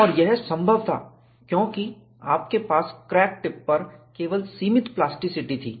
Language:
Hindi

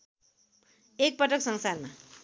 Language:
Nepali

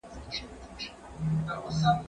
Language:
Pashto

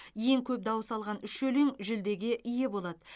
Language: Kazakh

